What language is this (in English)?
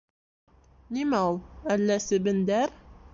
Bashkir